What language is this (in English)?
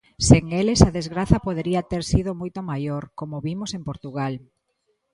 Galician